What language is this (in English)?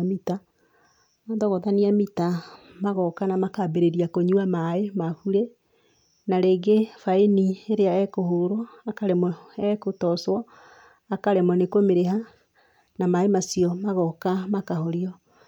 Kikuyu